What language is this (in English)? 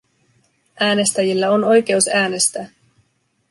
Finnish